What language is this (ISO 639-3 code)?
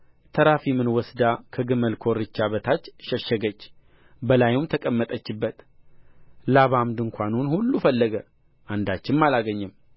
amh